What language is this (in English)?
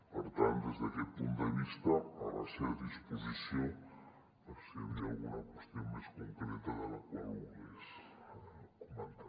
Catalan